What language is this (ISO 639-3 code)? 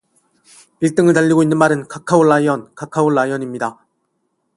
kor